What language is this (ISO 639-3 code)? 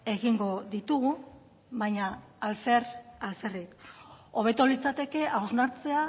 eus